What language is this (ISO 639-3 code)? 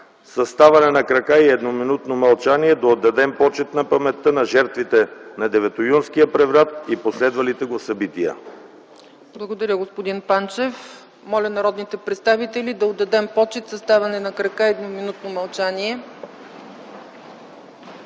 bul